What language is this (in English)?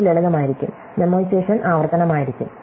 Malayalam